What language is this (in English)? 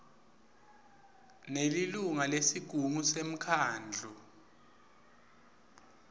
Swati